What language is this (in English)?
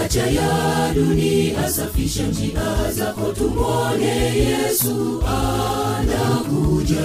Swahili